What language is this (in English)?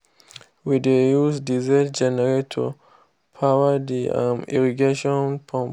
Nigerian Pidgin